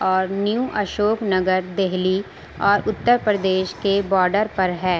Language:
Urdu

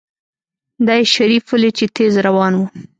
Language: Pashto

